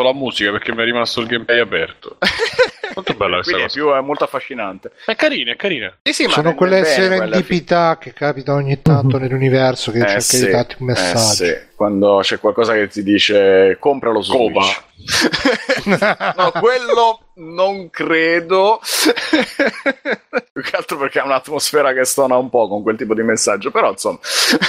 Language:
Italian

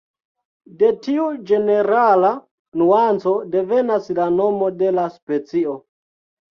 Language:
Esperanto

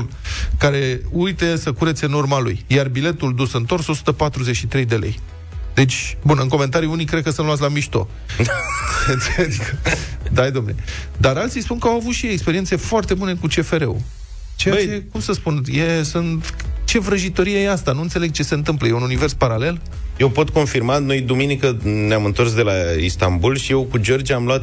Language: Romanian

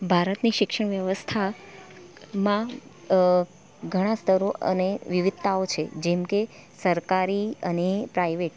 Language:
Gujarati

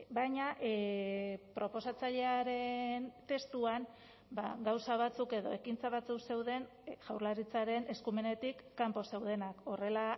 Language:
Basque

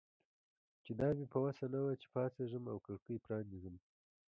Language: Pashto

